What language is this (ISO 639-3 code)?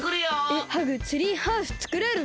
jpn